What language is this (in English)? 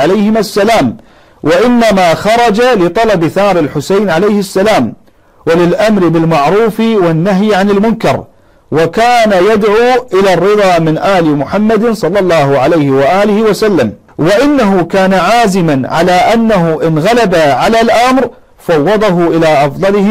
Arabic